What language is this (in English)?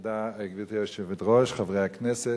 Hebrew